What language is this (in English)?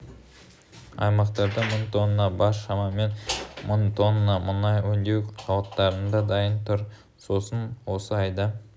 Kazakh